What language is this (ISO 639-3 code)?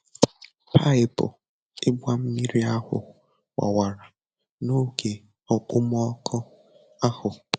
ibo